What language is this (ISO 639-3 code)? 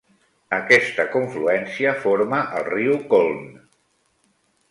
cat